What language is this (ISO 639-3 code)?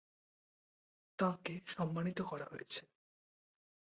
ben